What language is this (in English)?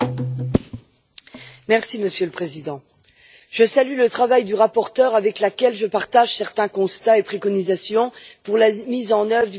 French